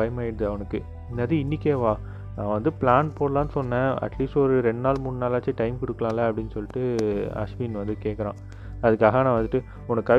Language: Tamil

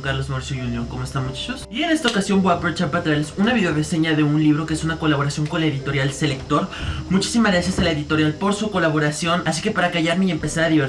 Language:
Spanish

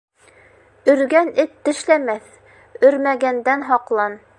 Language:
Bashkir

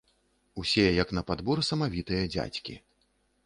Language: Belarusian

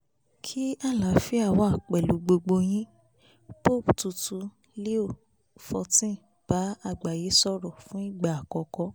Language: Yoruba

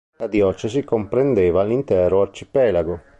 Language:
Italian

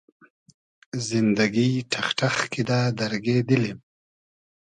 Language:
Hazaragi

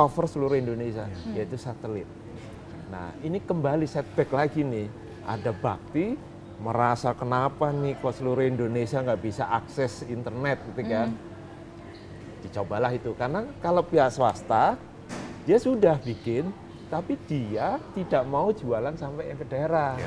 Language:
Indonesian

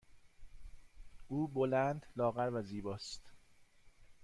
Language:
Persian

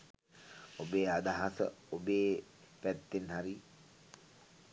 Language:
Sinhala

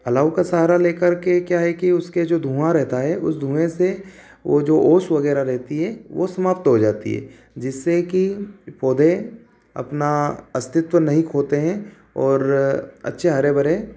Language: Hindi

